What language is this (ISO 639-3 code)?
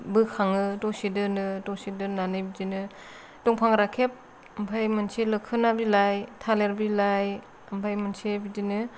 brx